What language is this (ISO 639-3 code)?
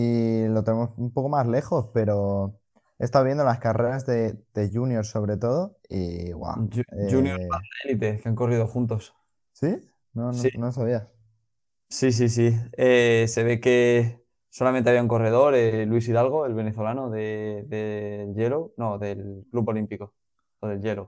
spa